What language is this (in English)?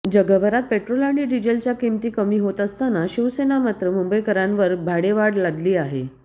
Marathi